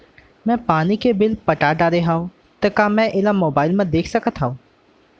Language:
Chhattisgarhi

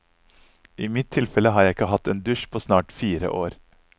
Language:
Norwegian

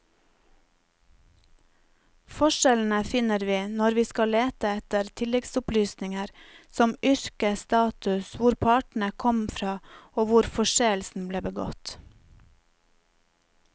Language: Norwegian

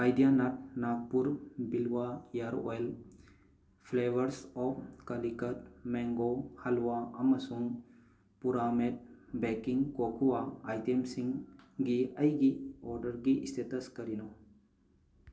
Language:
Manipuri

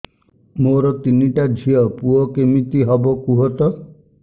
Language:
Odia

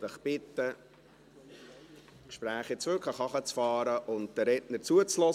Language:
Swiss German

